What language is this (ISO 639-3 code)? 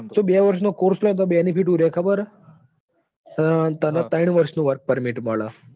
guj